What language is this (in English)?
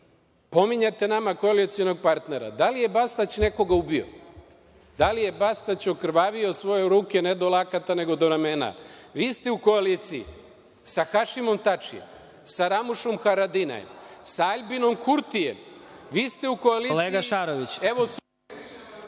Serbian